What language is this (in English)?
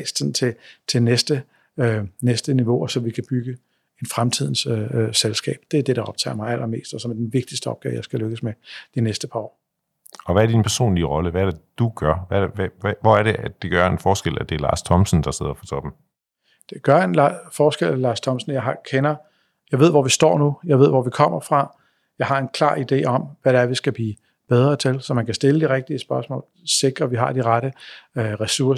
Danish